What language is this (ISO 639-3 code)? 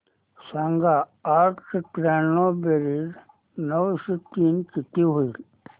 mar